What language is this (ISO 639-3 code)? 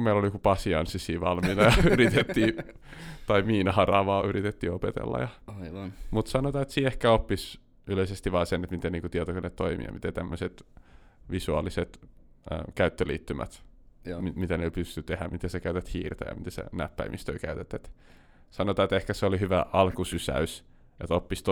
fin